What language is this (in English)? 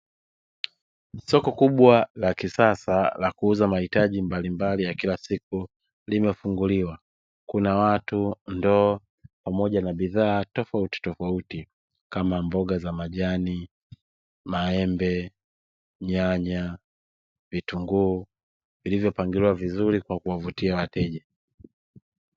Swahili